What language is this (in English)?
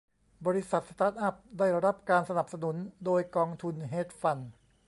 Thai